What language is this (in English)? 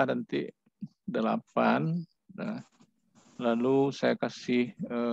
Indonesian